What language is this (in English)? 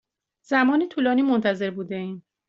Persian